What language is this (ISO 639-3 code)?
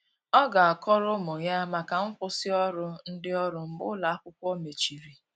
ibo